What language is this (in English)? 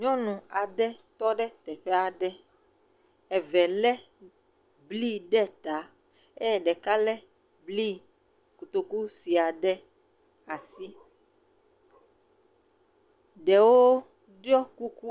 Ewe